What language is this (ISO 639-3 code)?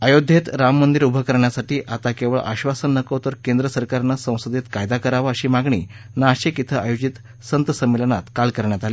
mar